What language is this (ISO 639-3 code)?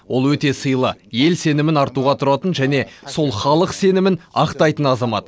kaz